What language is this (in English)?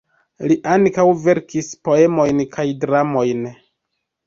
Esperanto